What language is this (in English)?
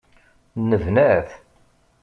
Kabyle